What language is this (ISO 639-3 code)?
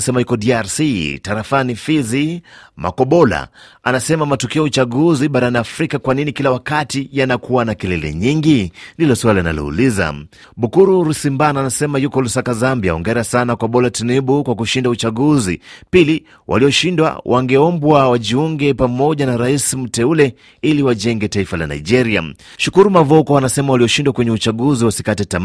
swa